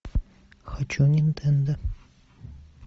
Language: Russian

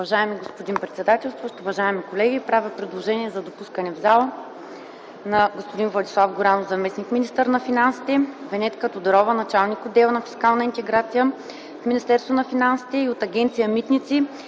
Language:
Bulgarian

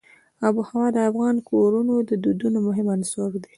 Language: Pashto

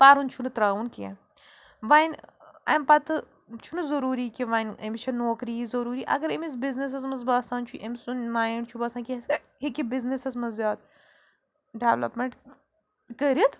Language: Kashmiri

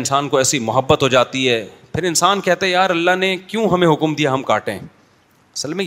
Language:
Urdu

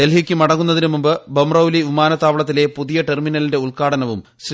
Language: Malayalam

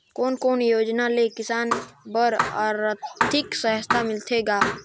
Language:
Chhattisgarhi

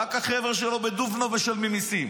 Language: Hebrew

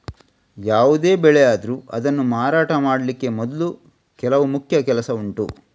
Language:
Kannada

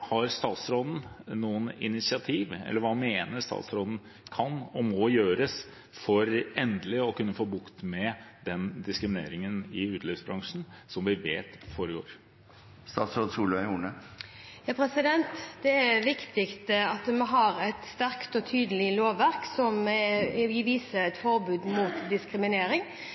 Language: Norwegian Bokmål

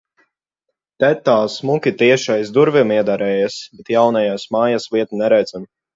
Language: Latvian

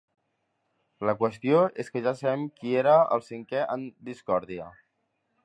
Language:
Catalan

